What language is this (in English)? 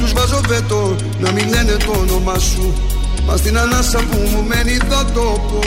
Greek